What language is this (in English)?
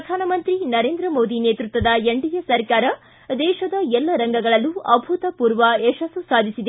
Kannada